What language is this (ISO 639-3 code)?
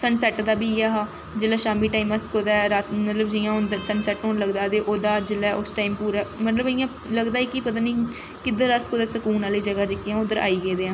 doi